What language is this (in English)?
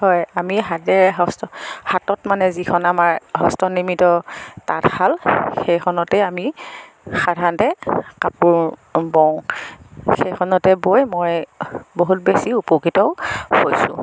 Assamese